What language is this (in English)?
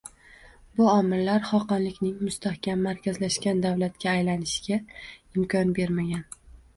Uzbek